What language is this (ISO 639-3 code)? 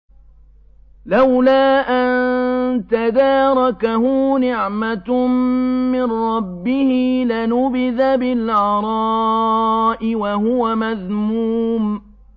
ara